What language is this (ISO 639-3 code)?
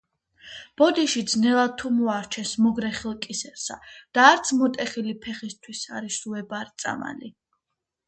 kat